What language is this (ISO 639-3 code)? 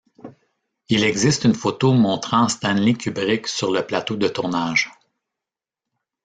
fra